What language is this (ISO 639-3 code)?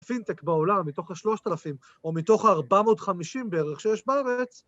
heb